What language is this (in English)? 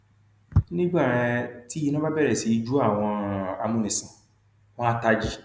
Yoruba